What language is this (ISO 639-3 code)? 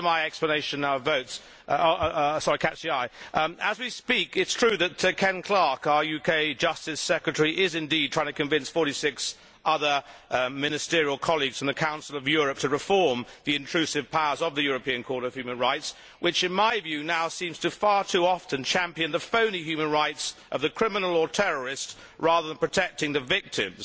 eng